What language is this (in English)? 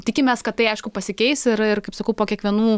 Lithuanian